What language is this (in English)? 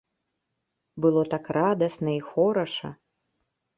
Belarusian